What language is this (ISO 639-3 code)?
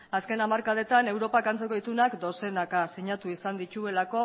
eus